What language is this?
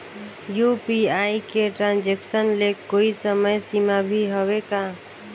Chhattisgarhi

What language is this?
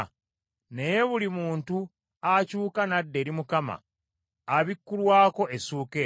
Ganda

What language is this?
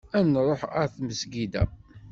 Kabyle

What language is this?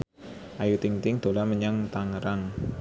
Javanese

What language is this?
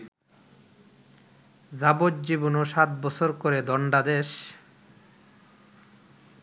Bangla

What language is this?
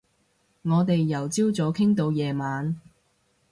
Cantonese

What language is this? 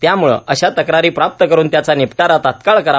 Marathi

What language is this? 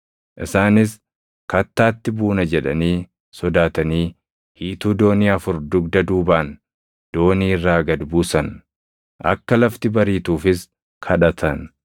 Oromo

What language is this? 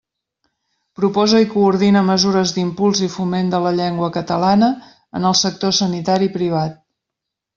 Catalan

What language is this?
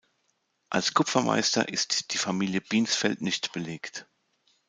German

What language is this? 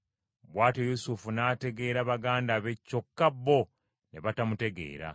Ganda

